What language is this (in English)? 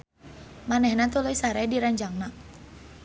Sundanese